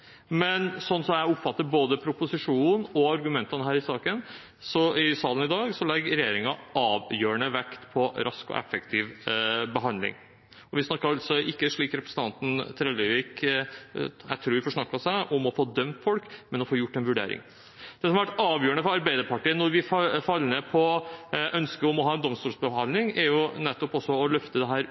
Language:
Norwegian Bokmål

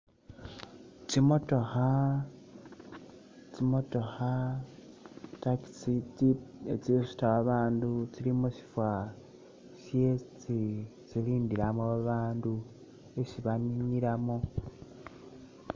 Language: Masaaba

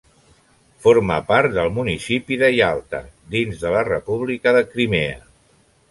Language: Catalan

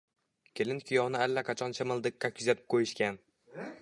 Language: Uzbek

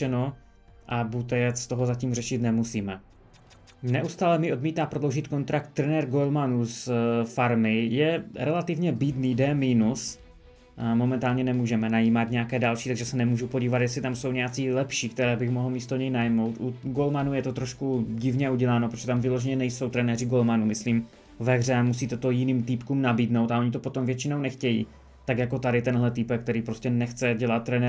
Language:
Czech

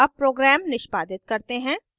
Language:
Hindi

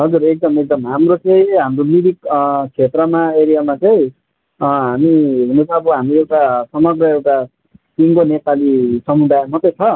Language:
Nepali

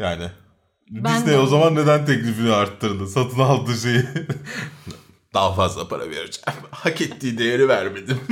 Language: Turkish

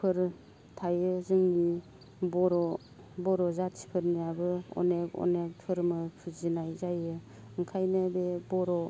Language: Bodo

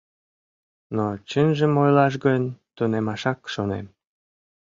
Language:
Mari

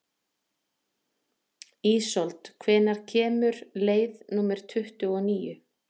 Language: Icelandic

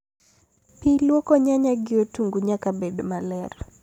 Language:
Luo (Kenya and Tanzania)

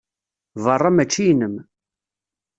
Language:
Kabyle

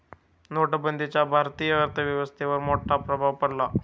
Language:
Marathi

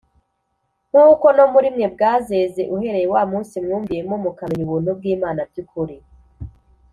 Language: Kinyarwanda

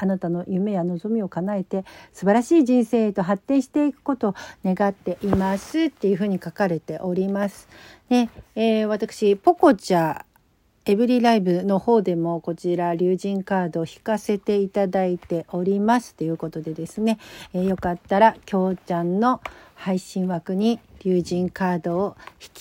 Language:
Japanese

